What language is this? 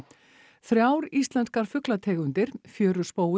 Icelandic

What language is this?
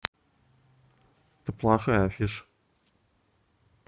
Russian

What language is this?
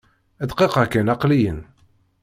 Kabyle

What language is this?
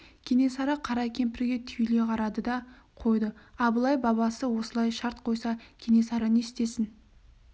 Kazakh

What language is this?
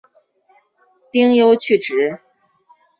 Chinese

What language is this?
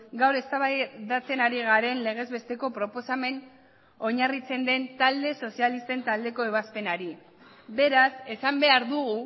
Basque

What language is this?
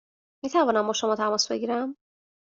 Persian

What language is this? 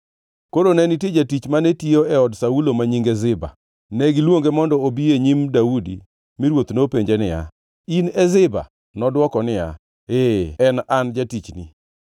Luo (Kenya and Tanzania)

